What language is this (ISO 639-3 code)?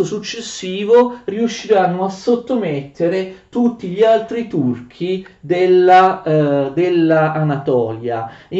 ita